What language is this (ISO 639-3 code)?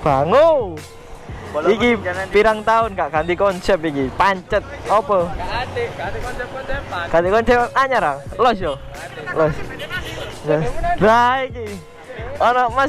ind